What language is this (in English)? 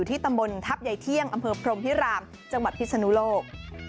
Thai